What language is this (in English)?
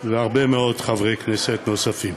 Hebrew